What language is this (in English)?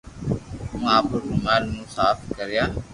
Loarki